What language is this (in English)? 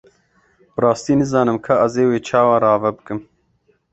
Kurdish